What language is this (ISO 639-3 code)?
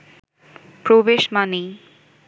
ben